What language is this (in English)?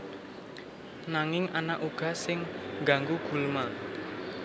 Javanese